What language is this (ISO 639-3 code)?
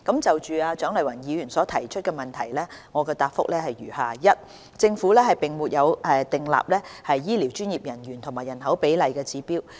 yue